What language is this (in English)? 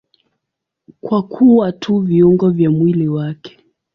Swahili